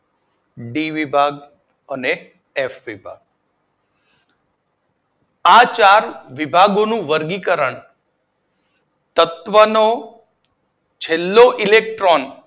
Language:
Gujarati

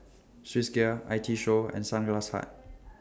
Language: English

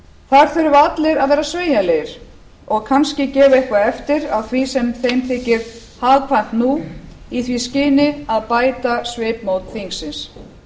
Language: Icelandic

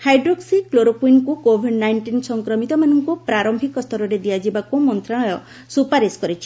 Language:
Odia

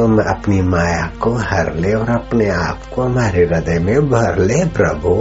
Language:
Hindi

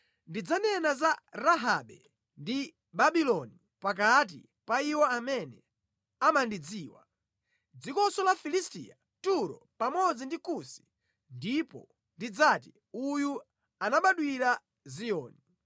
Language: Nyanja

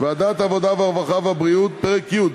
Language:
Hebrew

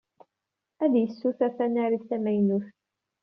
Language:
Kabyle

